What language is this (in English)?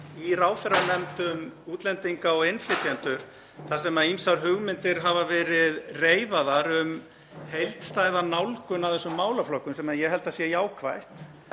Icelandic